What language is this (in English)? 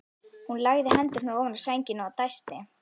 Icelandic